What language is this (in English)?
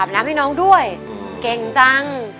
Thai